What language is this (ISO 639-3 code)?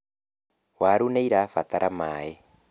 kik